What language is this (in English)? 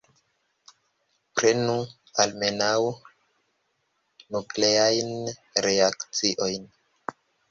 Esperanto